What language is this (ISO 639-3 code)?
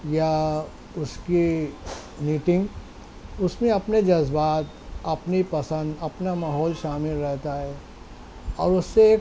urd